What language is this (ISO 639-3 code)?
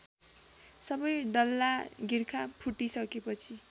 nep